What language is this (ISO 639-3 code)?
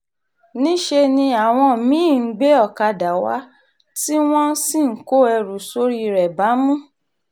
yor